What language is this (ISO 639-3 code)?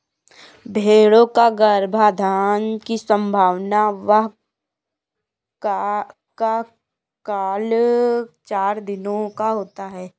hin